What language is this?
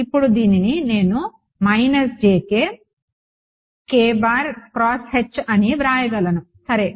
Telugu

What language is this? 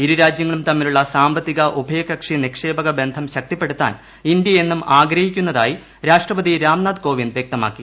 Malayalam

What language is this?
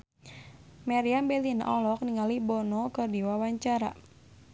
Sundanese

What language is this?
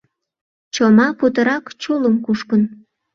Mari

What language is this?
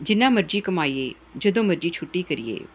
Punjabi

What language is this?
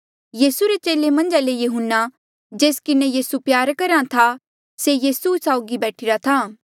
Mandeali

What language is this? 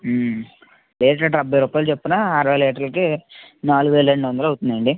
Telugu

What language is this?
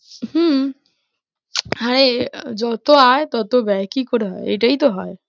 Bangla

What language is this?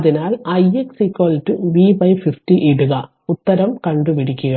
Malayalam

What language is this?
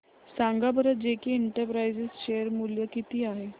Marathi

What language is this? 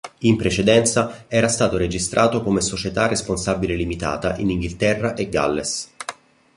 Italian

